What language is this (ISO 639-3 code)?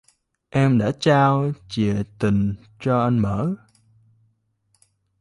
vie